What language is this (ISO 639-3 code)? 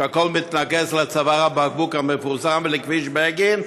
heb